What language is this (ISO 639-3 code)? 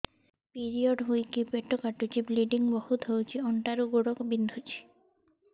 ori